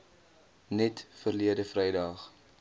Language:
Afrikaans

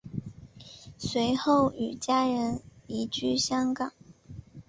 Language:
Chinese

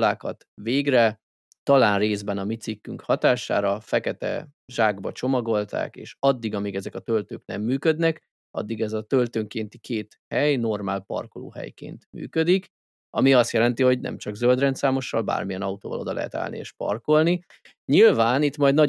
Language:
Hungarian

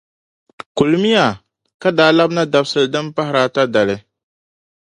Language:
Dagbani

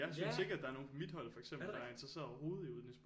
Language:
Danish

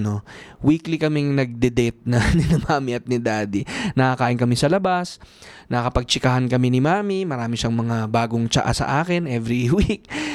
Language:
Filipino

